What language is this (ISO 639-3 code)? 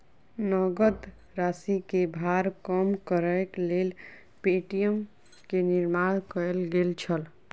mai